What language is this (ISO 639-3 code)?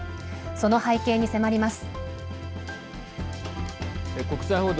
jpn